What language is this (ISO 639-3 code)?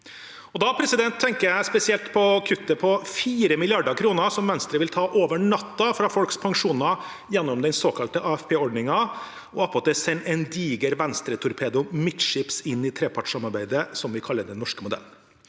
nor